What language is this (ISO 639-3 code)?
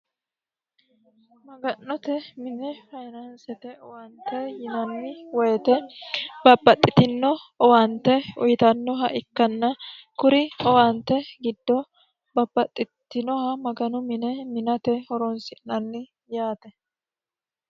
sid